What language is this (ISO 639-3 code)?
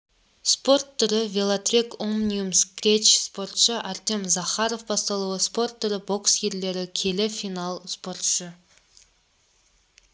kaz